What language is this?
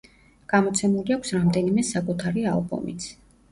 Georgian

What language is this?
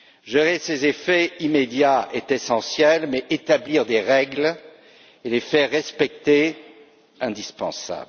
French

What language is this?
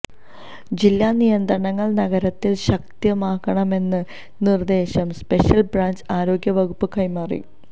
Malayalam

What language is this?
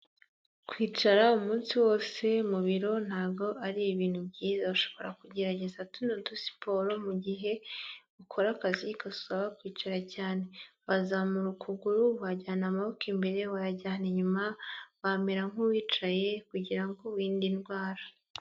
Kinyarwanda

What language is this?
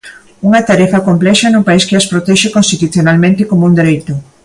Galician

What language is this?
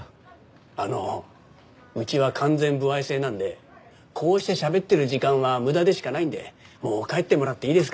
Japanese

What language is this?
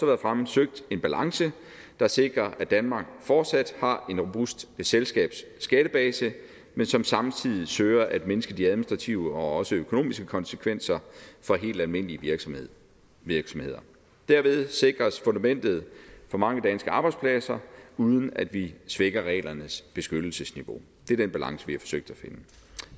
Danish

